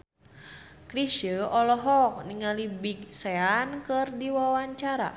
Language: Sundanese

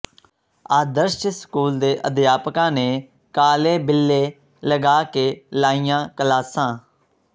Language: Punjabi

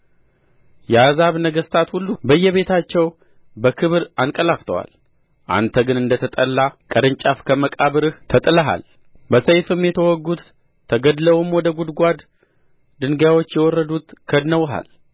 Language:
Amharic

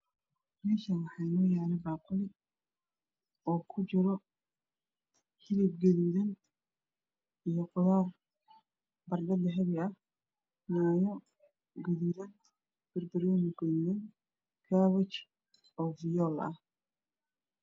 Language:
Somali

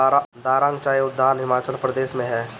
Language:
Bhojpuri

